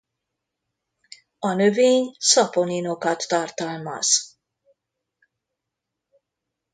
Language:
Hungarian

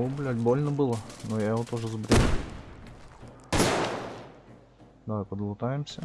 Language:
Russian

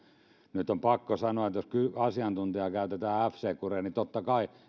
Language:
Finnish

